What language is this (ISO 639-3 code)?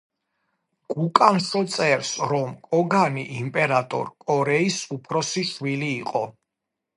kat